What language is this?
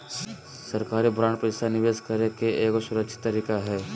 Magahi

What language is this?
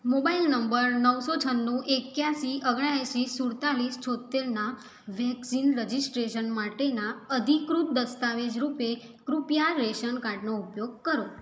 Gujarati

